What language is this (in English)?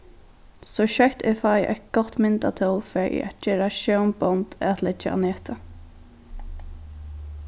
Faroese